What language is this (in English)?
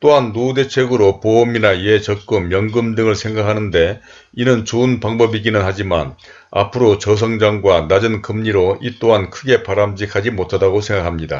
Korean